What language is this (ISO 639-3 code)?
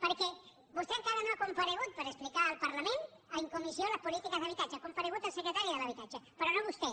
cat